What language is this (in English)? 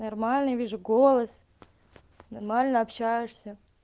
Russian